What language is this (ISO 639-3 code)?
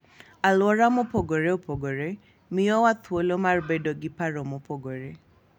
luo